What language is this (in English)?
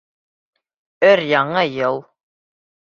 Bashkir